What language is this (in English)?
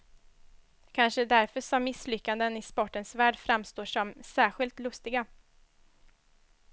Swedish